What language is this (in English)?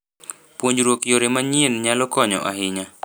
Luo (Kenya and Tanzania)